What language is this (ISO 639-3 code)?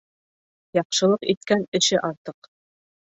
bak